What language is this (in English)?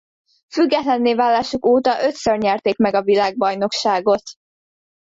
Hungarian